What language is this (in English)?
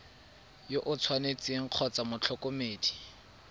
Tswana